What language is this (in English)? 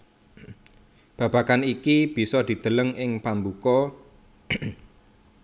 Javanese